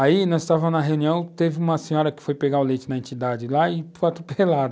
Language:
Portuguese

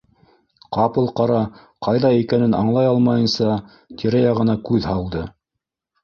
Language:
Bashkir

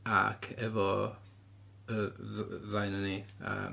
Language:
Welsh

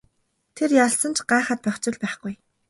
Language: Mongolian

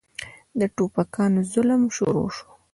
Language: Pashto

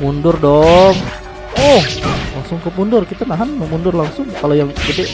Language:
Indonesian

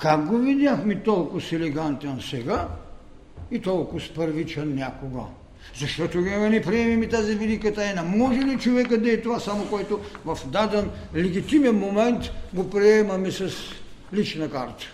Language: Bulgarian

